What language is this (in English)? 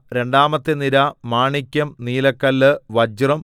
Malayalam